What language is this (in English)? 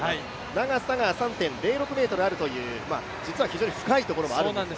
Japanese